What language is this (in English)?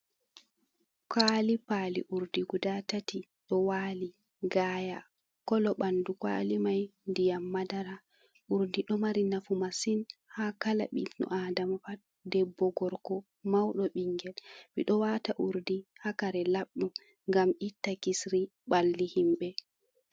Fula